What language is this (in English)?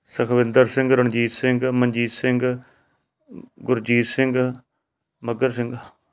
Punjabi